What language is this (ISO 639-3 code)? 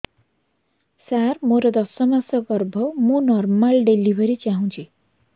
ori